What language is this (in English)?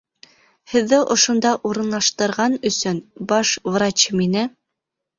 Bashkir